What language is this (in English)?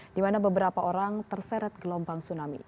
Indonesian